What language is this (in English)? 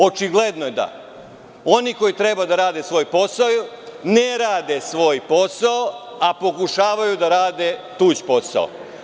Serbian